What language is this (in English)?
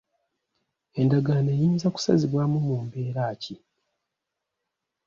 Ganda